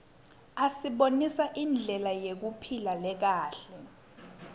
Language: Swati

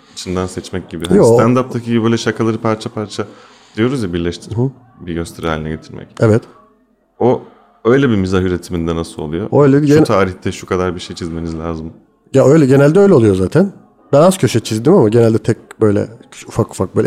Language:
Turkish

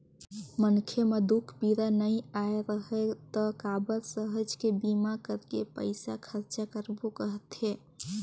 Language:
Chhattisgarhi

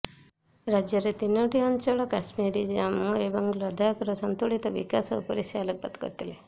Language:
Odia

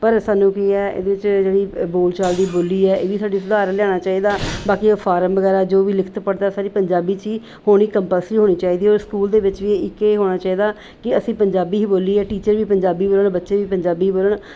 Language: Punjabi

